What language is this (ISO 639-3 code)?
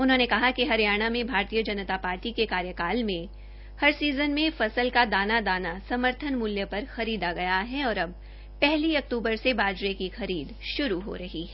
hin